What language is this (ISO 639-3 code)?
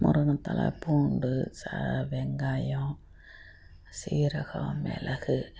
tam